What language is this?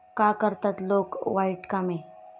Marathi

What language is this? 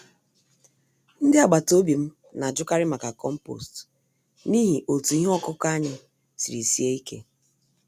Igbo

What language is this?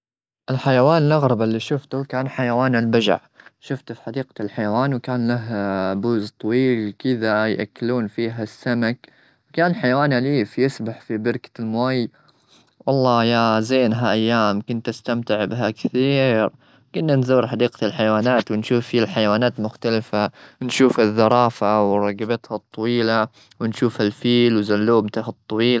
Gulf Arabic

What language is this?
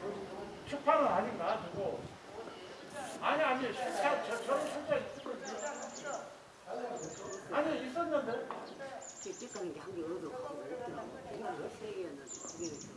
Korean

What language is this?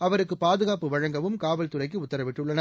Tamil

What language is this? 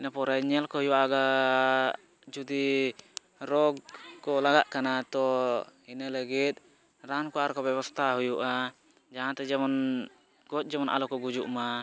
Santali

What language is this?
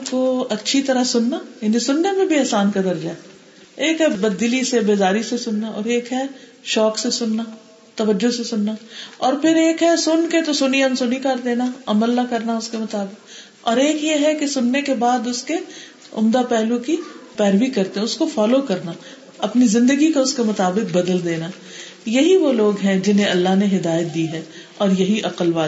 Urdu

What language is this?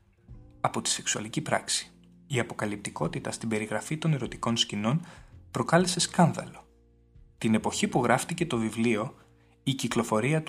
Greek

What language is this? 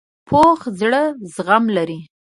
Pashto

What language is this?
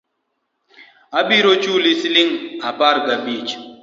Luo (Kenya and Tanzania)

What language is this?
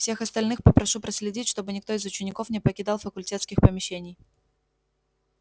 Russian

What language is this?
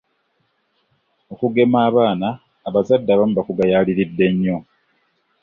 Ganda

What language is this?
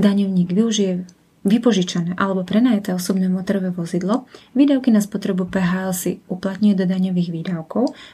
Slovak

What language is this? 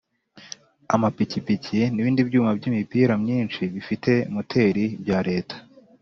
Kinyarwanda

